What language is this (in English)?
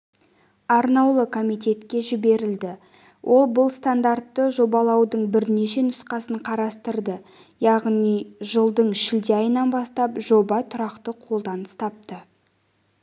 Kazakh